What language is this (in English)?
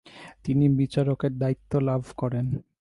Bangla